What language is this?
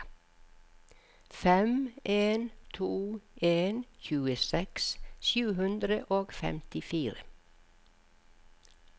Norwegian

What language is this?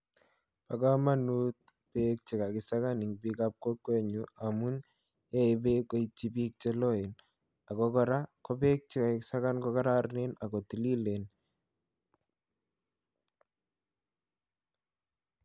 Kalenjin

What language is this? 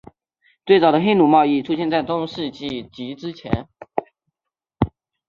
Chinese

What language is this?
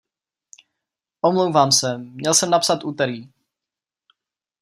Czech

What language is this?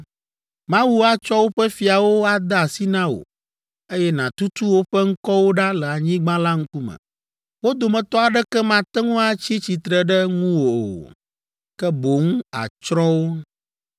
Ewe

